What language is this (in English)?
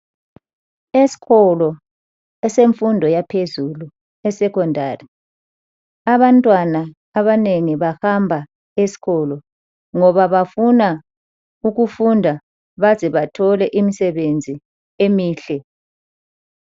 North Ndebele